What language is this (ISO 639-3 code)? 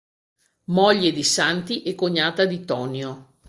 ita